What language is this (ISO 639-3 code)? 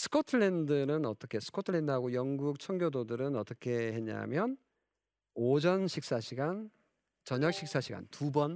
kor